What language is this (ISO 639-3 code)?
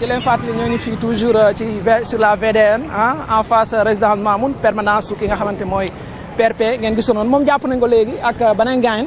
fra